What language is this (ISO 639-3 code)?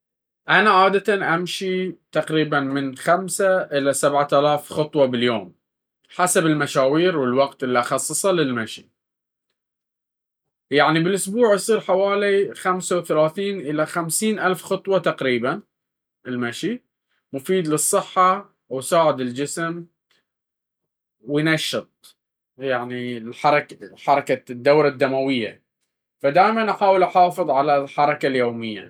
abv